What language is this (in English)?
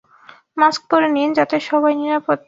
Bangla